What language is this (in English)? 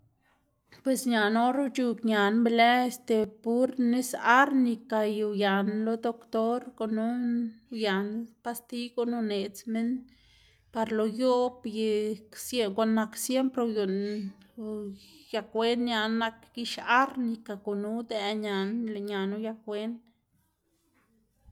Xanaguía Zapotec